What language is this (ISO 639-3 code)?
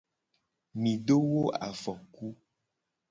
gej